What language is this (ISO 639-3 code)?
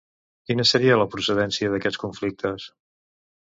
cat